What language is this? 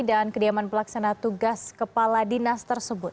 Indonesian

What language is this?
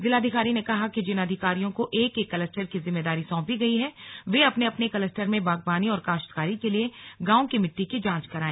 Hindi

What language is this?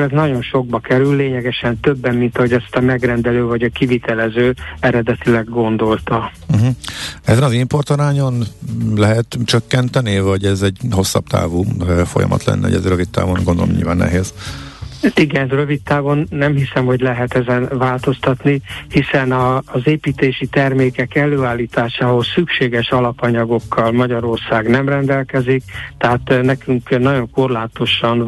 Hungarian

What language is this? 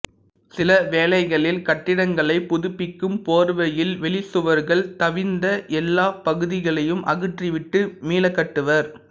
Tamil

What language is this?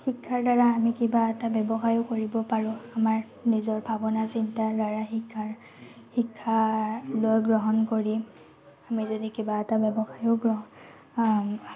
Assamese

